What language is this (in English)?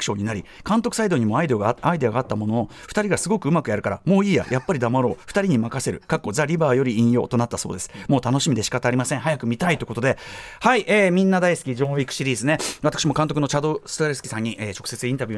Japanese